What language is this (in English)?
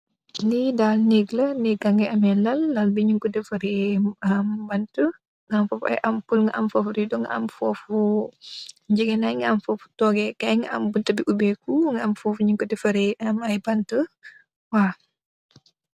Wolof